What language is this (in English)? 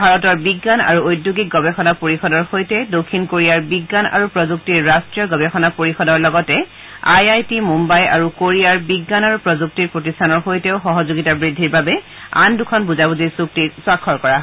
Assamese